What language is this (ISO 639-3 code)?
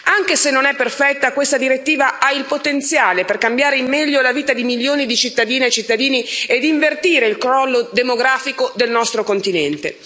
ita